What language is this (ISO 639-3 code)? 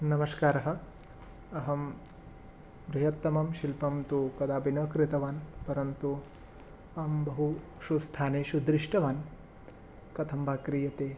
san